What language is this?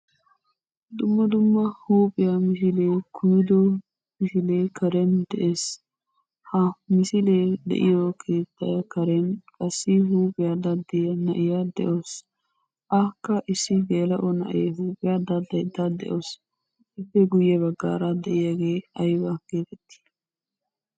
Wolaytta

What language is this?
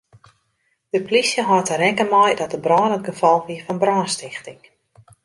Western Frisian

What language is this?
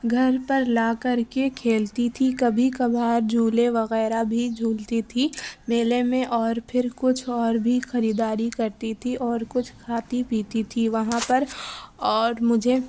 Urdu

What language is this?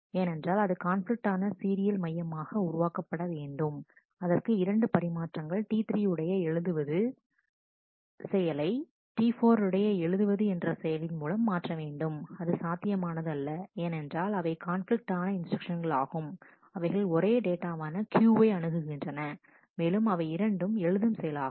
Tamil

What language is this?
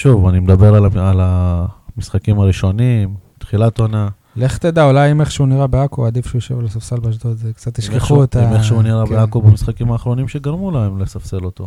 Hebrew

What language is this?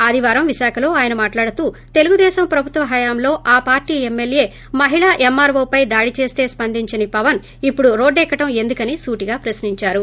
Telugu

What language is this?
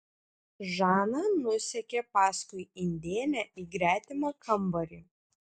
Lithuanian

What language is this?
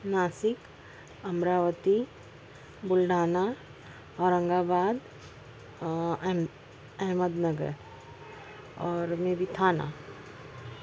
Urdu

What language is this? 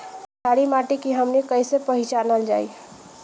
Bhojpuri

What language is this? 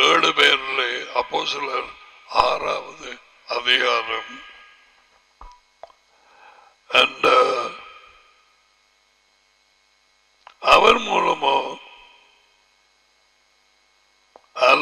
Tamil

